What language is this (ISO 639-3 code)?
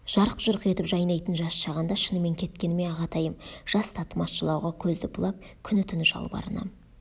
kaz